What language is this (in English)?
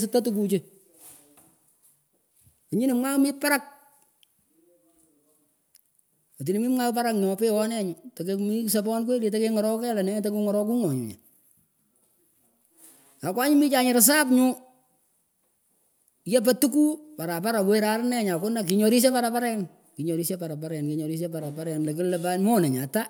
Pökoot